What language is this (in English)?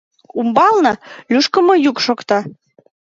Mari